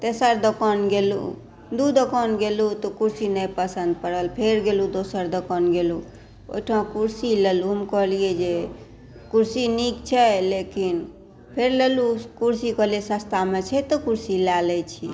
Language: Maithili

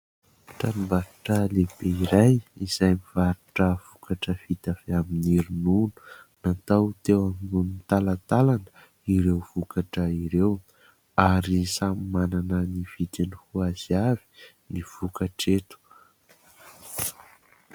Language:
Malagasy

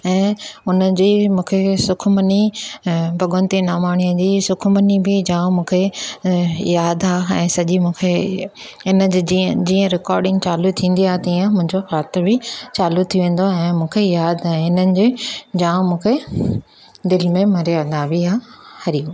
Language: Sindhi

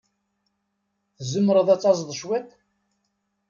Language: Kabyle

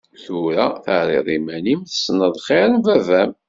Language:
Kabyle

